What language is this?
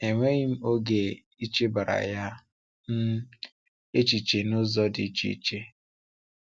Igbo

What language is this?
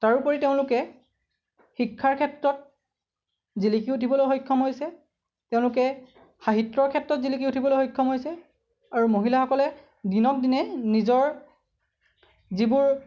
Assamese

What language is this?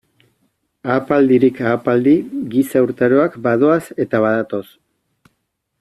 Basque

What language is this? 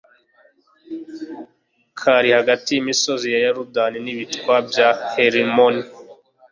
Kinyarwanda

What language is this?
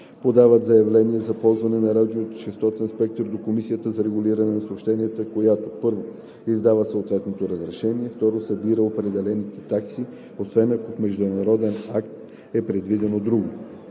Bulgarian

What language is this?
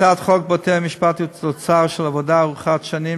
Hebrew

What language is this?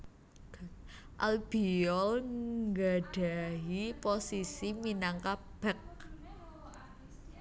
Javanese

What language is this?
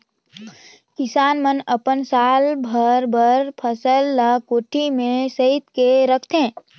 Chhattisgarhi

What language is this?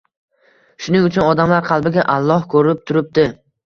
Uzbek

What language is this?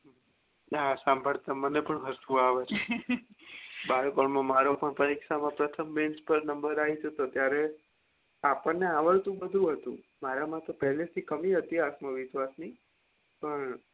Gujarati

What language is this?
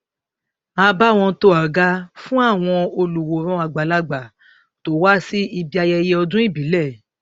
Yoruba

